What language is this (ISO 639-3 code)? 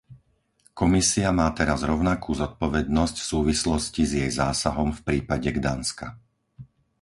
slk